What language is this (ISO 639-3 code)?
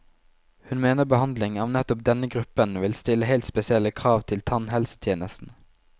nor